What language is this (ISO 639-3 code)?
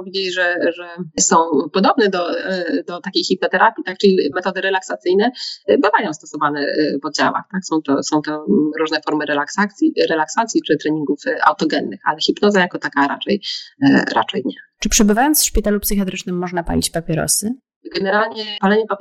pol